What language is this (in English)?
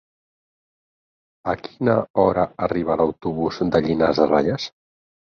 Catalan